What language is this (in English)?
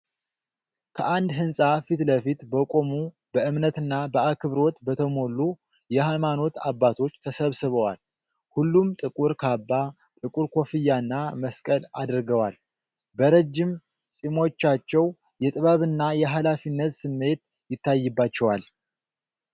Amharic